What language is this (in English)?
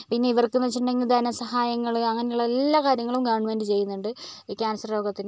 Malayalam